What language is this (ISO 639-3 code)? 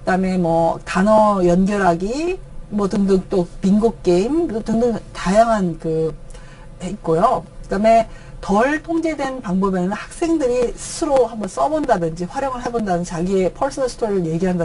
kor